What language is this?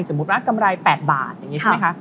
Thai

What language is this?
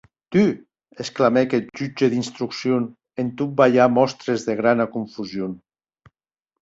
Occitan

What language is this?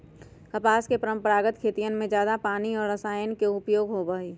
Magahi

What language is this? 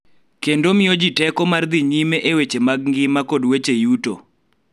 Luo (Kenya and Tanzania)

